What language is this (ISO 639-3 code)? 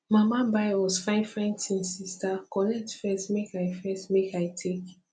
pcm